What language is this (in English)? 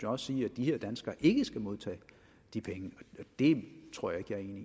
Danish